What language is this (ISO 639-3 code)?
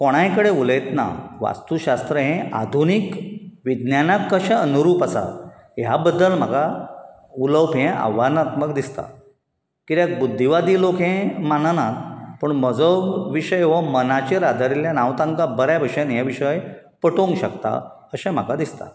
kok